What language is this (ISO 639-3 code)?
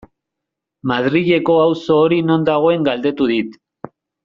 eus